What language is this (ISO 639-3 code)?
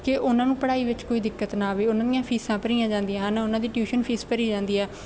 pan